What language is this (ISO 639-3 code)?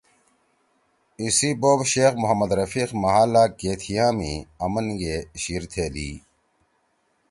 trw